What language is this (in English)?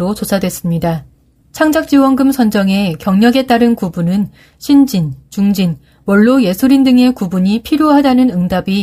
Korean